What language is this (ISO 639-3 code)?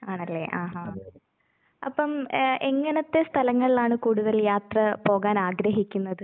mal